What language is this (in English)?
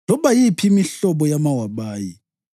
North Ndebele